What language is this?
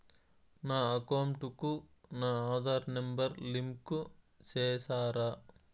Telugu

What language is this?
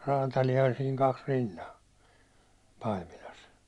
Finnish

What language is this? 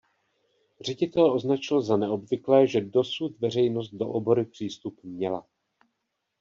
Czech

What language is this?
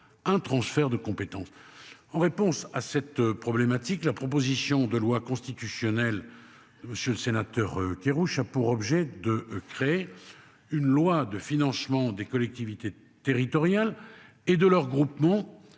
French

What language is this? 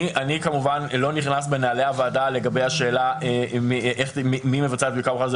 Hebrew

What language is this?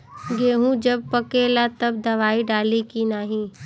Bhojpuri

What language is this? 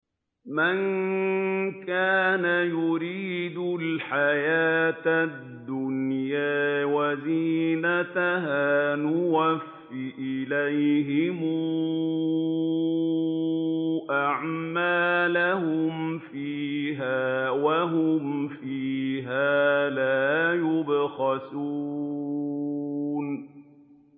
Arabic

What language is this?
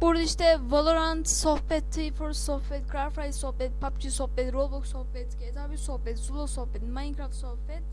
Turkish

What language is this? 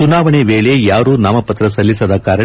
Kannada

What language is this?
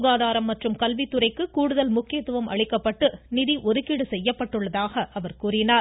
Tamil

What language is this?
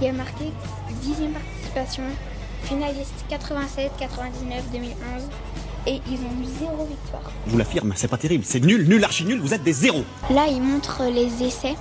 French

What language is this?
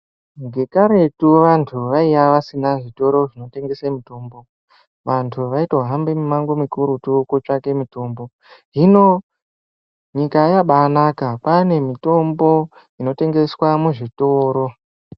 Ndau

